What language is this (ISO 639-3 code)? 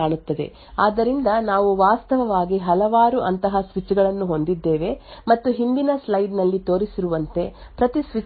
kan